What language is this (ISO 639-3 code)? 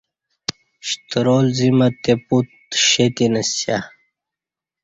bsh